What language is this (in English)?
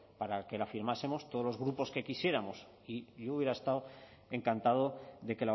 Spanish